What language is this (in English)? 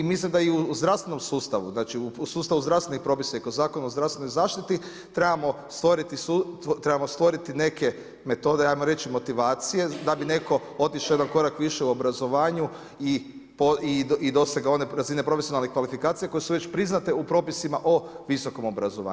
Croatian